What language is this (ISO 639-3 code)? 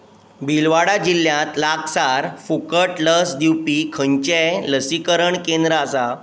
kok